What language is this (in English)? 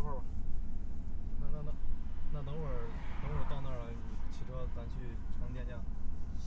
Chinese